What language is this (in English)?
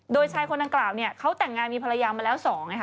Thai